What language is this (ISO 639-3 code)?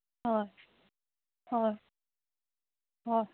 asm